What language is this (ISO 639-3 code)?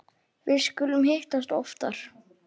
isl